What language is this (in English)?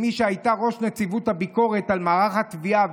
Hebrew